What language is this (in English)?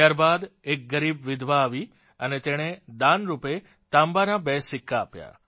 Gujarati